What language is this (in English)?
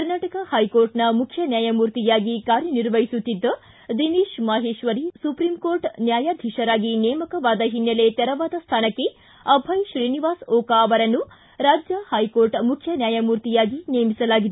Kannada